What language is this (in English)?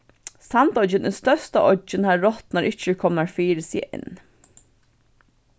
Faroese